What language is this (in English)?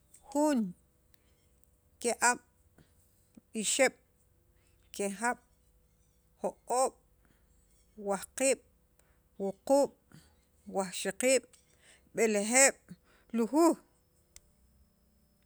Sacapulteco